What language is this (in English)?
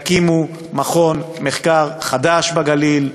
Hebrew